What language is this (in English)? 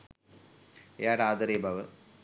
Sinhala